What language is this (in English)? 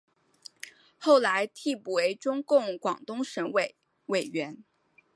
Chinese